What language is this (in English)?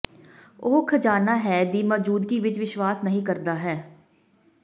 Punjabi